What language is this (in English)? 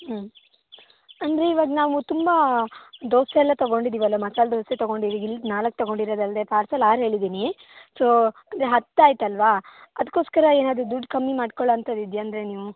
Kannada